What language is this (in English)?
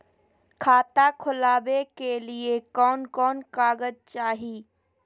Magahi